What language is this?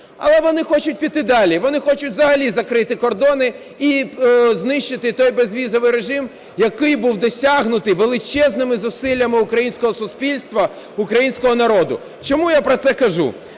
Ukrainian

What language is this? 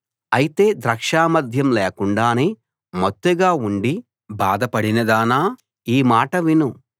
Telugu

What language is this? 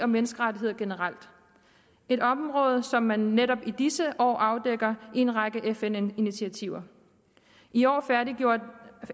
Danish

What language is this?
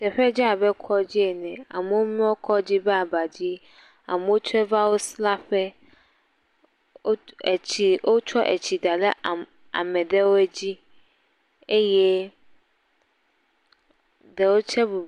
Ewe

